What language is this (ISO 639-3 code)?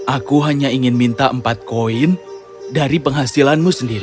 ind